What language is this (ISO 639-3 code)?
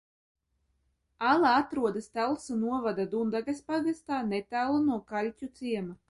lav